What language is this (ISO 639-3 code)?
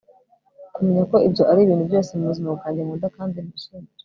kin